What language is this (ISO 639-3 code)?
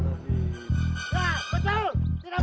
ind